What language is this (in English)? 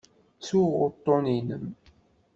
Kabyle